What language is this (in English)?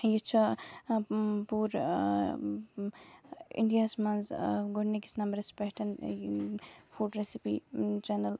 Kashmiri